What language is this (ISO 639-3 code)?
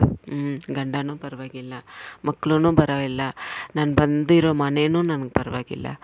kan